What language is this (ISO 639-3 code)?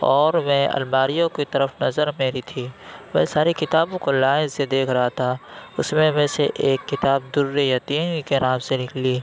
urd